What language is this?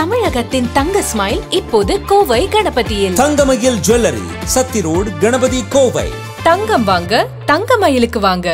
Arabic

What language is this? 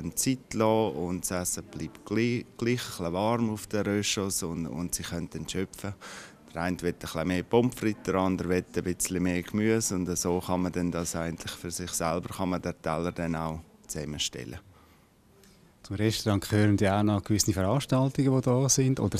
German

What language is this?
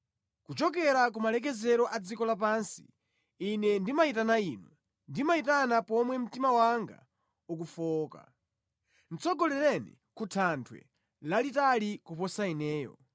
Nyanja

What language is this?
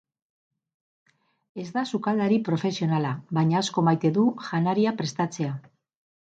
Basque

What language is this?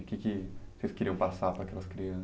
Portuguese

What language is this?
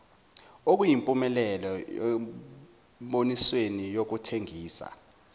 Zulu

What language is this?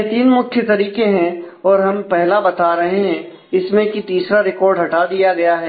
Hindi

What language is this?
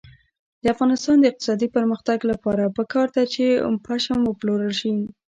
Pashto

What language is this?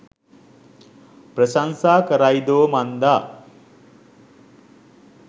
Sinhala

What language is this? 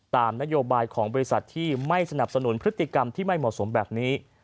Thai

